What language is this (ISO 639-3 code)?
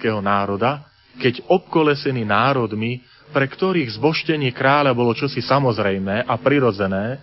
slk